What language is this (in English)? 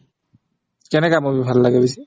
Assamese